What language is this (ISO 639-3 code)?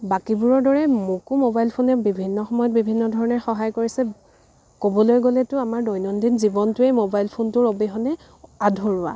asm